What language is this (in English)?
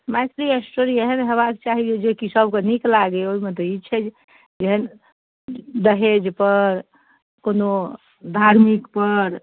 Maithili